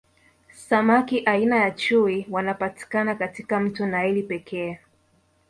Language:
Swahili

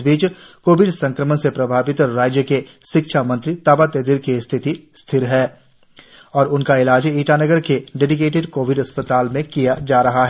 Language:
Hindi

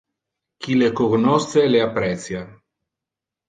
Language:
Interlingua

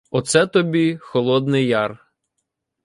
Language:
Ukrainian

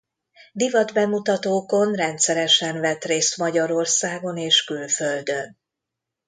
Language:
Hungarian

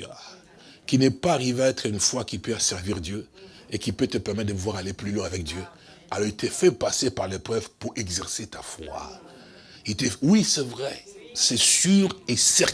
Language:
French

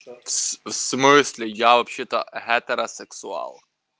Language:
Russian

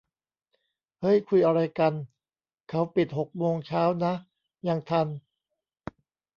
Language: Thai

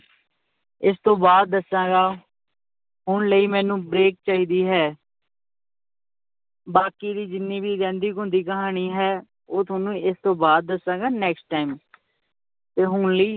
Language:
Punjabi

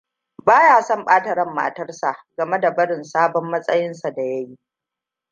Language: Hausa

